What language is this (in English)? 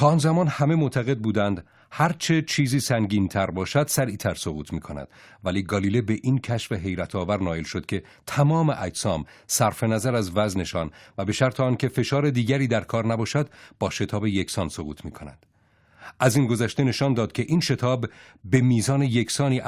Persian